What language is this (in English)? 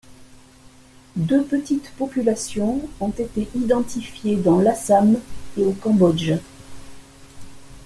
French